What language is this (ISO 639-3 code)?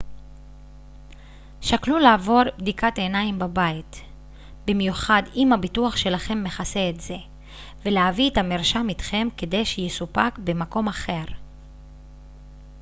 heb